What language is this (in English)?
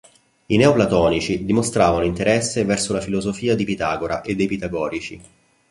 Italian